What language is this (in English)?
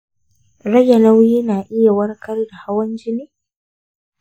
Hausa